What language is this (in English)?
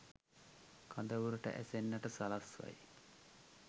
Sinhala